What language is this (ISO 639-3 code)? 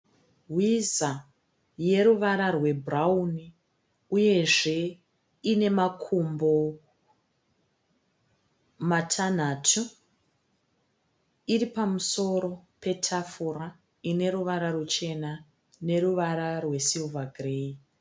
sna